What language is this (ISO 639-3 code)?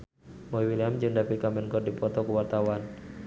sun